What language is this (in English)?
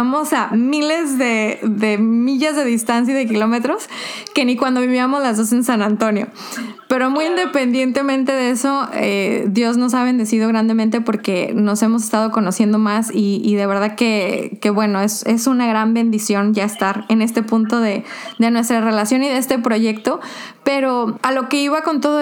Spanish